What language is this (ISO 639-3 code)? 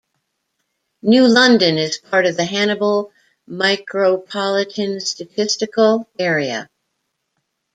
eng